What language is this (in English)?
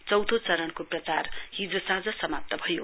Nepali